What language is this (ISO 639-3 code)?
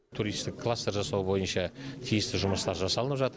kaz